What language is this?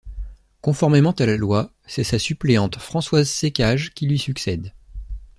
French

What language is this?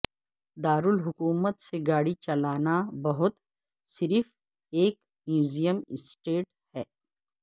Urdu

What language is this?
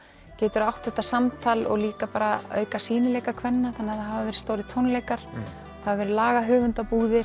Icelandic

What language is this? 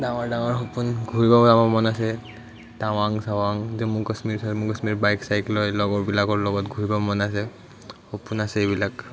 Assamese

